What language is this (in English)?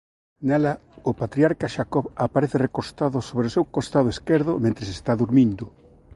Galician